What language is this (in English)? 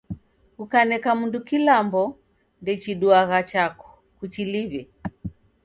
Taita